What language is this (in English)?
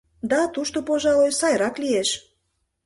Mari